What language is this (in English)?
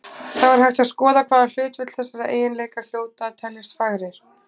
Icelandic